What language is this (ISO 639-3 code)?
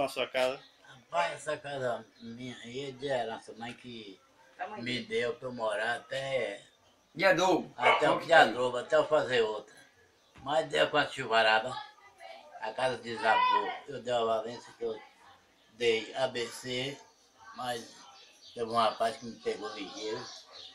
por